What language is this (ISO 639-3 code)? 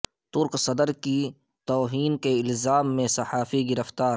urd